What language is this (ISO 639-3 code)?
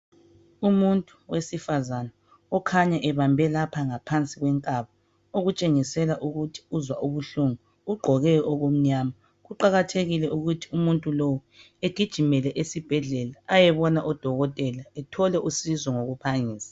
nde